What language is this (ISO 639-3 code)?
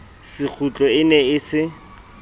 sot